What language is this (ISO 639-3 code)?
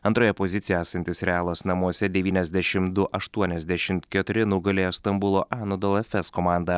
lit